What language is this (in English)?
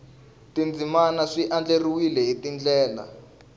Tsonga